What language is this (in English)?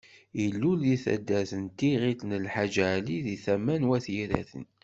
Kabyle